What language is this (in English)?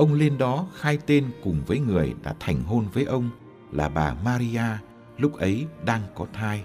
Vietnamese